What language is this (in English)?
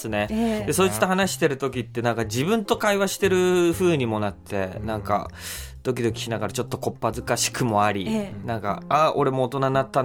Japanese